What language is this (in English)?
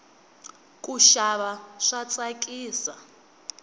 Tsonga